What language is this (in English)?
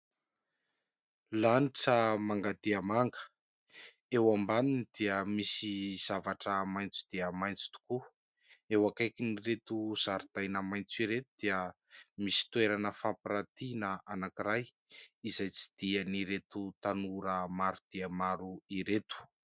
Malagasy